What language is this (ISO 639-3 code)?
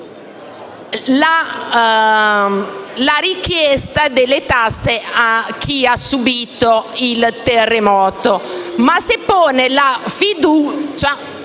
ita